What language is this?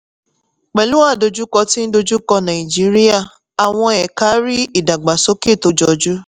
Yoruba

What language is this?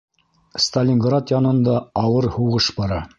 Bashkir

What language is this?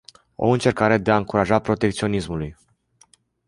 Romanian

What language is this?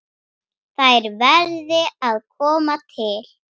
Icelandic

